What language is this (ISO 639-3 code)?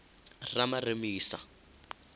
ven